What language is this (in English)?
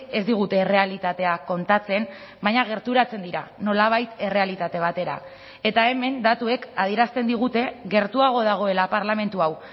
Basque